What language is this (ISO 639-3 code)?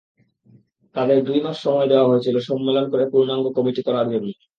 ben